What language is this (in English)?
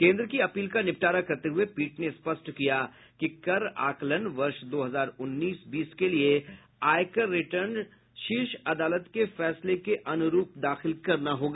Hindi